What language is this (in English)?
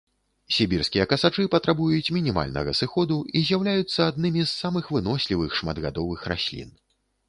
Belarusian